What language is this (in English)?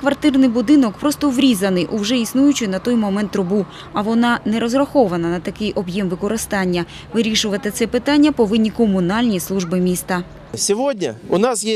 Ukrainian